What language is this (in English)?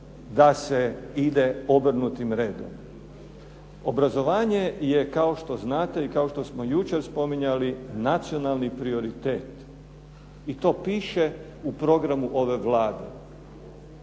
Croatian